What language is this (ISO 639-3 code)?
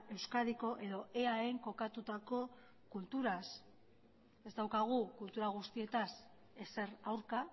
eus